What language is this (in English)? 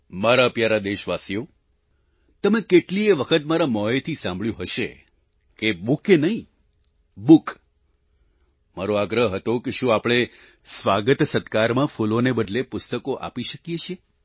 Gujarati